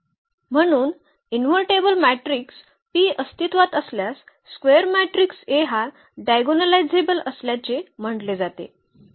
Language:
Marathi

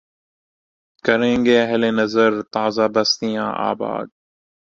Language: Urdu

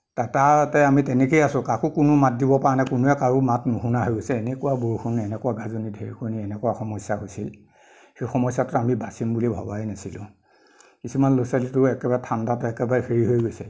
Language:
Assamese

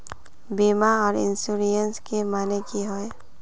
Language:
Magahi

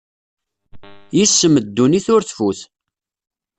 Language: Kabyle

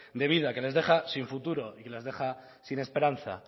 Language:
Spanish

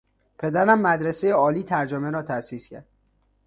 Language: Persian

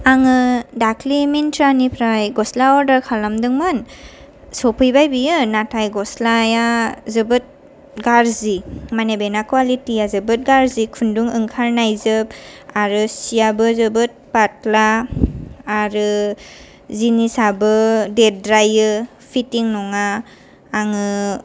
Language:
Bodo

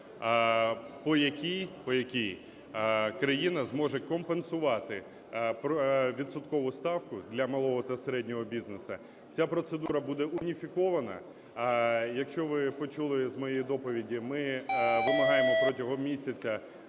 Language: Ukrainian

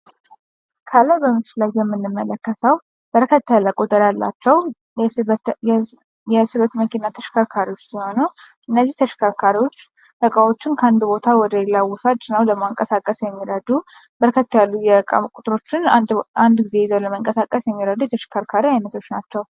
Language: Amharic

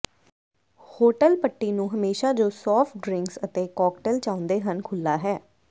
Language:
Punjabi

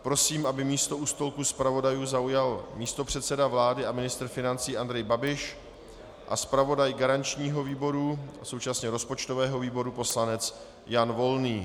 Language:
Czech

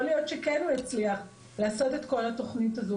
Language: Hebrew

